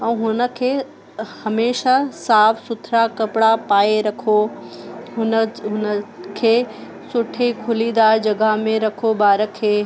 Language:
Sindhi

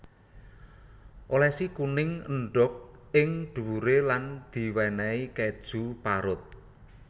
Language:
Javanese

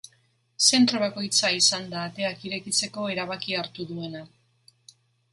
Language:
Basque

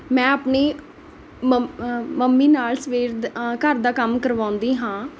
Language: Punjabi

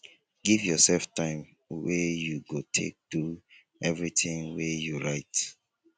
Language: Nigerian Pidgin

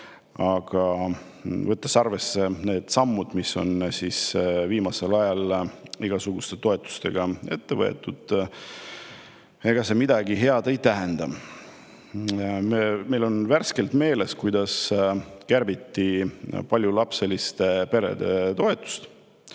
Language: Estonian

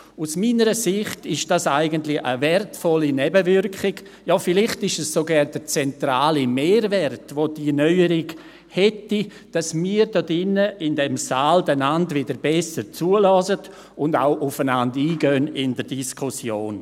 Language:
Swiss German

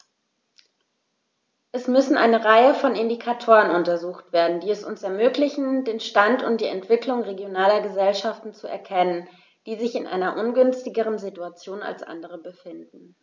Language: German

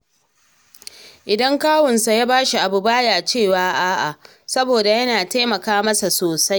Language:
Hausa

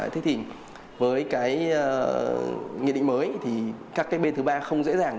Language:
Vietnamese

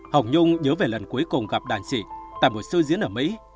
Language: Vietnamese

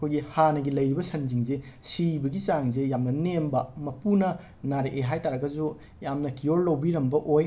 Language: Manipuri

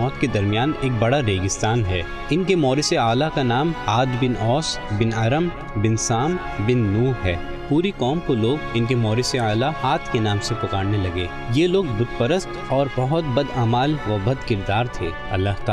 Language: Urdu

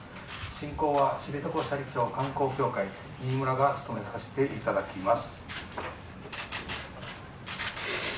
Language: Japanese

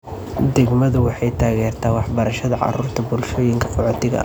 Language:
Somali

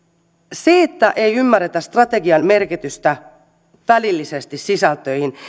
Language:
Finnish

